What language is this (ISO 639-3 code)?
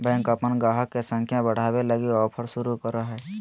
mag